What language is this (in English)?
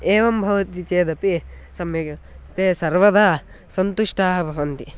Sanskrit